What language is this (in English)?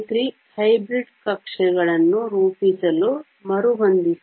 Kannada